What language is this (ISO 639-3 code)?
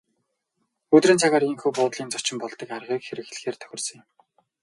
mon